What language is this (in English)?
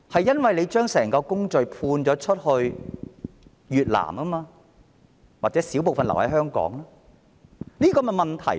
Cantonese